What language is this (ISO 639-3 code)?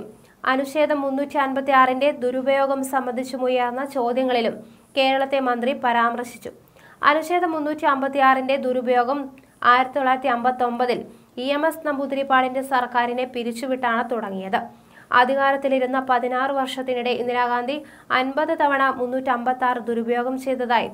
spa